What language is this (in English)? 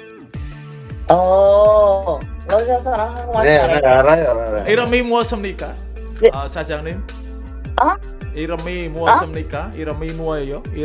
Korean